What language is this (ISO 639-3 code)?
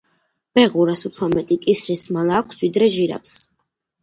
kat